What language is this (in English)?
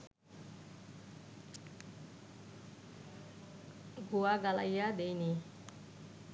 Bangla